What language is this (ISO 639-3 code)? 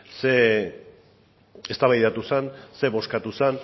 eus